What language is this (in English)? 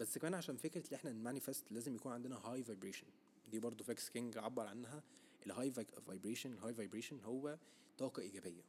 Arabic